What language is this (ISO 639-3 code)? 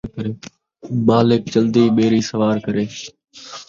skr